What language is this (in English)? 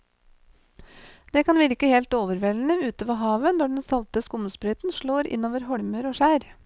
Norwegian